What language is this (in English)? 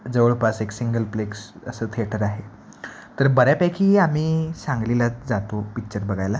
Marathi